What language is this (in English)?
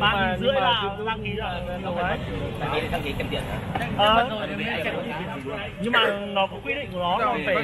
Vietnamese